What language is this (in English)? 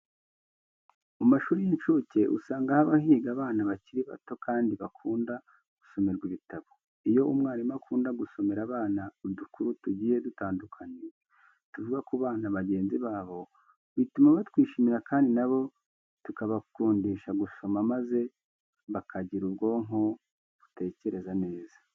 Kinyarwanda